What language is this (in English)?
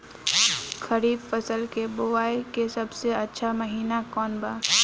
Bhojpuri